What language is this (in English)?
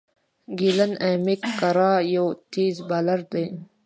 Pashto